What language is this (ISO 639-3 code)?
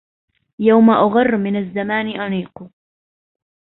ara